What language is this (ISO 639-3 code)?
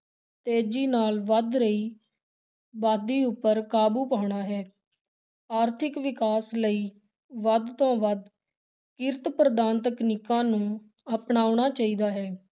pan